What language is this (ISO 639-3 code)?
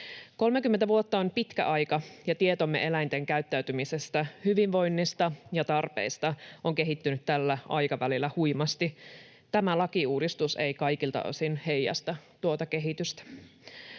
fin